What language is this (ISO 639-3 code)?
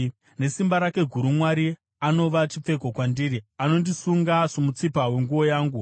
sna